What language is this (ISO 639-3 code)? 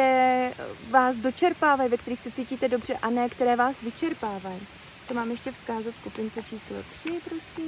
ces